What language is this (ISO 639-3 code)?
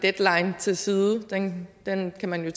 dan